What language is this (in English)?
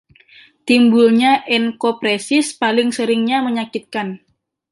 Indonesian